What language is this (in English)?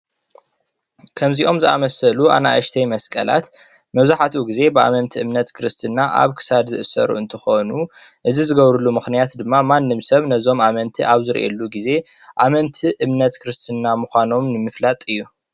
Tigrinya